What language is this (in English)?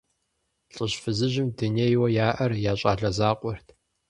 Kabardian